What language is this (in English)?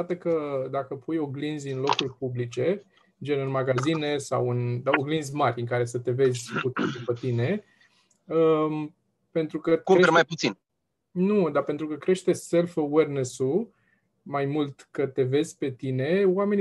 Romanian